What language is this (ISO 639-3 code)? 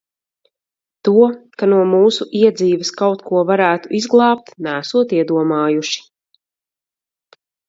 lav